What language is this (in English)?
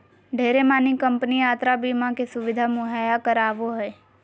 Magahi